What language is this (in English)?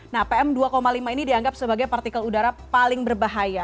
Indonesian